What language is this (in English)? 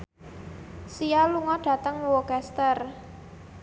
Javanese